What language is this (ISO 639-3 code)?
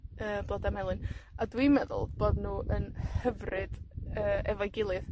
cym